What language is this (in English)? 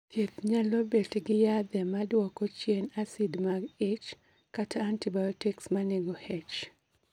Luo (Kenya and Tanzania)